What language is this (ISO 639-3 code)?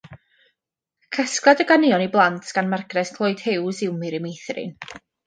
cym